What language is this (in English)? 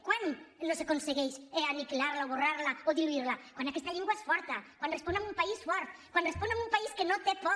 Catalan